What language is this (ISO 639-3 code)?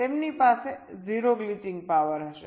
guj